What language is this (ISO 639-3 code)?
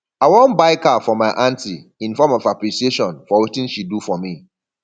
pcm